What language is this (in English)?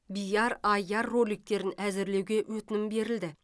Kazakh